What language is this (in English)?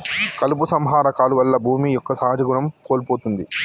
Telugu